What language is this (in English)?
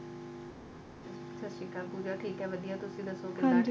Punjabi